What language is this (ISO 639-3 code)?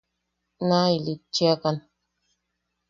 yaq